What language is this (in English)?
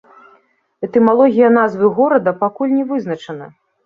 Belarusian